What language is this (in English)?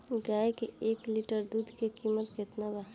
Bhojpuri